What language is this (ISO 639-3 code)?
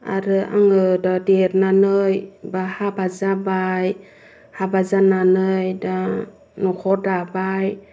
brx